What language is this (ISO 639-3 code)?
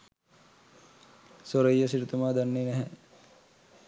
sin